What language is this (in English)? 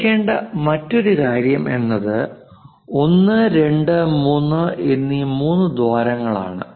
Malayalam